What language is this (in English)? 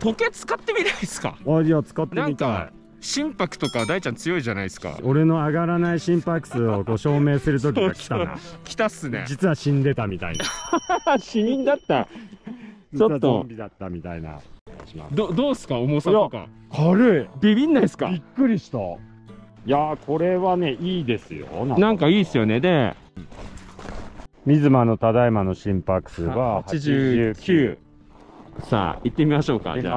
Japanese